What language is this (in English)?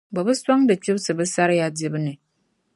Dagbani